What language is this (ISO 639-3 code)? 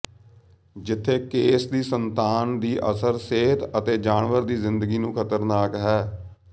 pan